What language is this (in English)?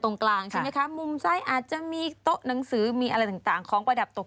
Thai